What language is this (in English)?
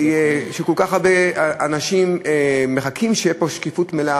Hebrew